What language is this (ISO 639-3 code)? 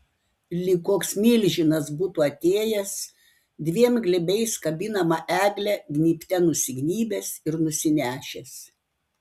lit